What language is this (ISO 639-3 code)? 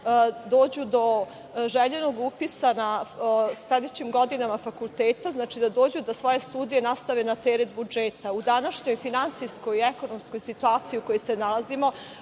srp